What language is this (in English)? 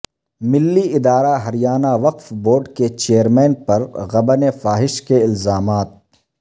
Urdu